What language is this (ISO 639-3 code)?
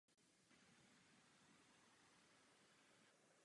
ces